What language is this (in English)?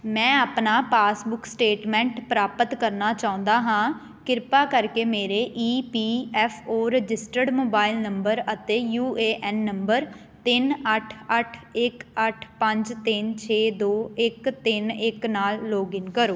Punjabi